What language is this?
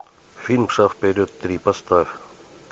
Russian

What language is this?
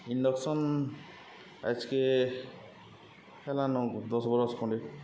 Odia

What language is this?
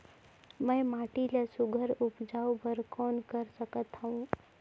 Chhattisgarhi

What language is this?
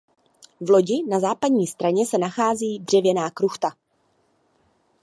Czech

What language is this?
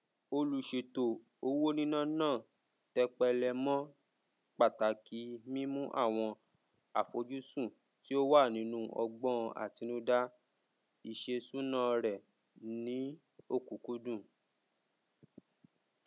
Yoruba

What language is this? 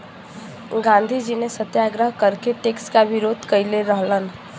Bhojpuri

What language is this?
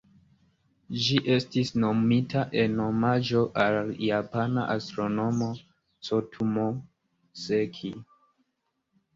Esperanto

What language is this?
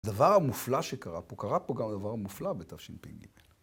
Hebrew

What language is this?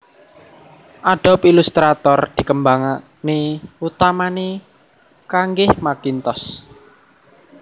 Javanese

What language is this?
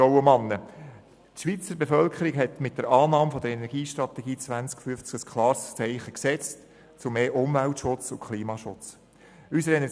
Swiss German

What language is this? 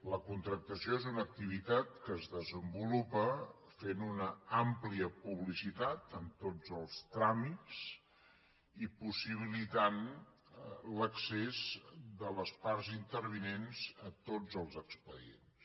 Catalan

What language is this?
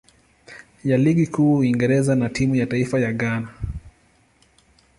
Swahili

